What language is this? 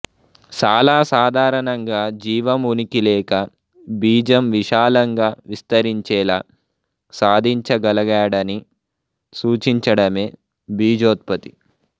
Telugu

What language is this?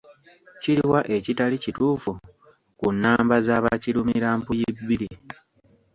Ganda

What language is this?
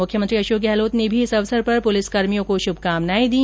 Hindi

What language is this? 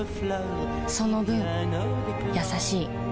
Japanese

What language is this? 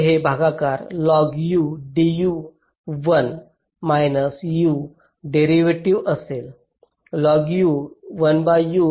Marathi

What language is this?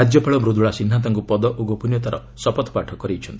Odia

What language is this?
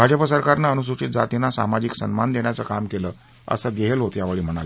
Marathi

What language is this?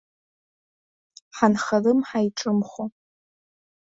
Abkhazian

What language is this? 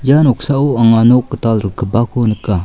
Garo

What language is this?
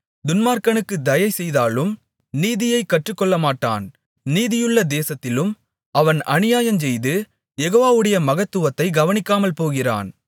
Tamil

